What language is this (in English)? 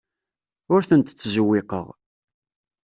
Kabyle